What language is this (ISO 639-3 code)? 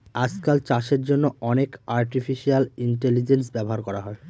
ben